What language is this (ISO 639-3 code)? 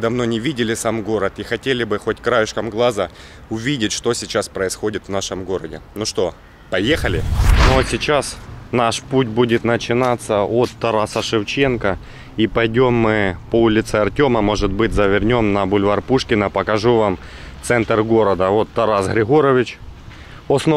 rus